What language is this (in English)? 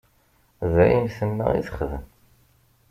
Kabyle